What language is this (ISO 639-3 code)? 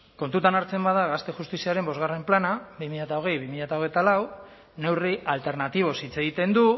eus